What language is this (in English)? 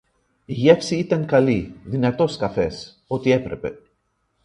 Greek